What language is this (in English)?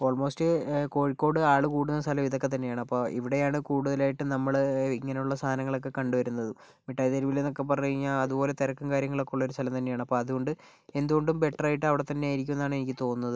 Malayalam